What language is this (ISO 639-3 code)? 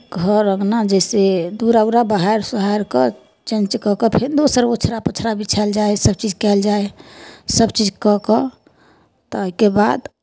mai